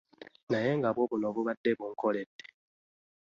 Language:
Ganda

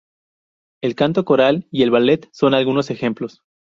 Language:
Spanish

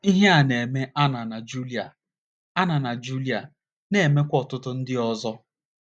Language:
Igbo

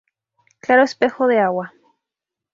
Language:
Spanish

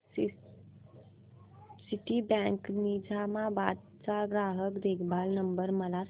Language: Marathi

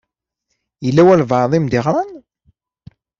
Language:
Kabyle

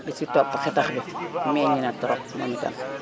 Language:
Wolof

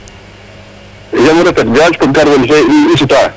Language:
Serer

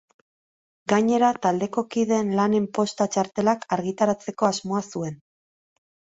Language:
Basque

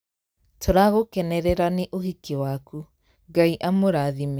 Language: Kikuyu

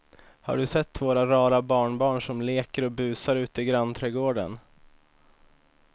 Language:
Swedish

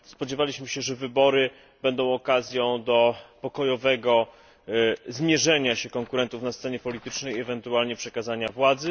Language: Polish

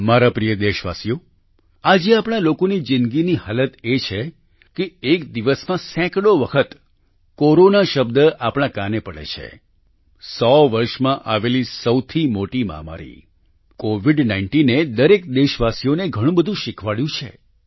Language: Gujarati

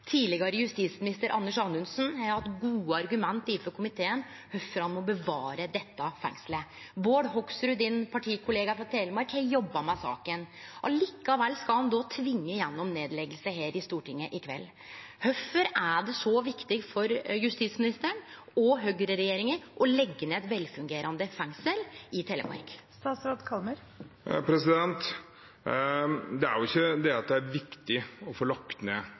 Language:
Norwegian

